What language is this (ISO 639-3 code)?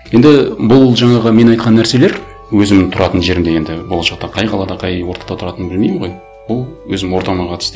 kaz